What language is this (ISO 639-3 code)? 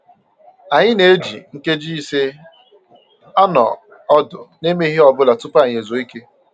ibo